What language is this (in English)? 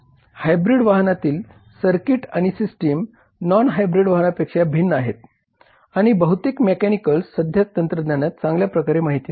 Marathi